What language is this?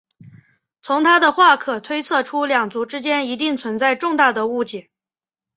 Chinese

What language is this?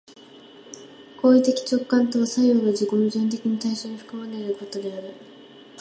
Japanese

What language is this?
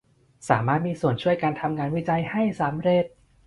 Thai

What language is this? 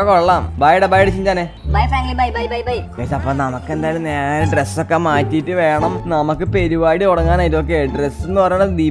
Thai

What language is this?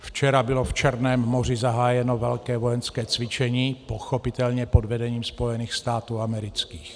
Czech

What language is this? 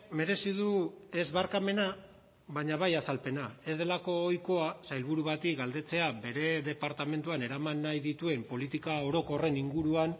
Basque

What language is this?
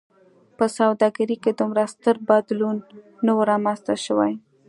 Pashto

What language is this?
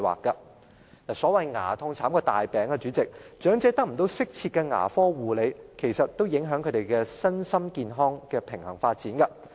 Cantonese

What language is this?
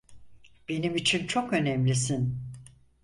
Turkish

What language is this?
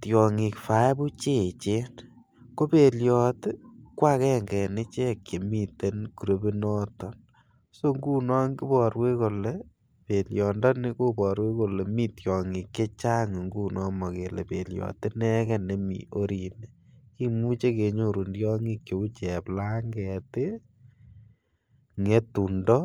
Kalenjin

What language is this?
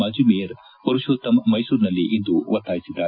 Kannada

